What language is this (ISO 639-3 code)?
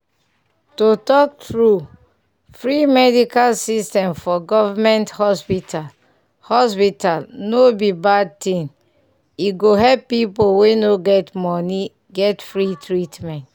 pcm